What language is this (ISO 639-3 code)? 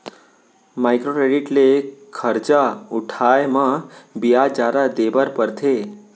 hne